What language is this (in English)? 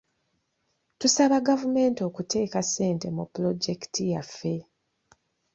Ganda